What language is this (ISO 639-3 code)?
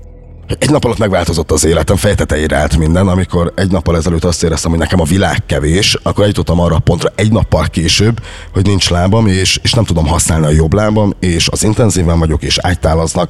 hun